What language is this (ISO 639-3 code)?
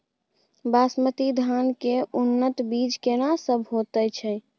mai